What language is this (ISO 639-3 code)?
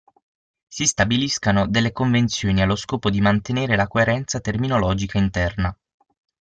ita